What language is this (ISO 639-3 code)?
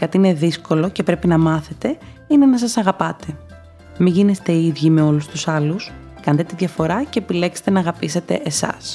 ell